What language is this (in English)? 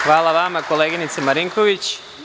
Serbian